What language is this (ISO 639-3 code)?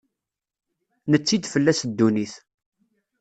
kab